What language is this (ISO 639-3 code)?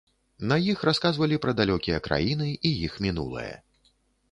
bel